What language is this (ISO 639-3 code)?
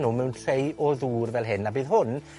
cym